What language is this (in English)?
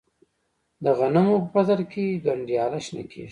Pashto